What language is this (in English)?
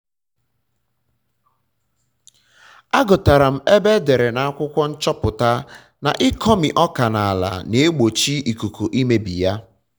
Igbo